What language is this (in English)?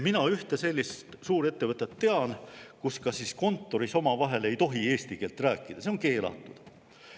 Estonian